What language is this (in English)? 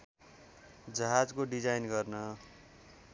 Nepali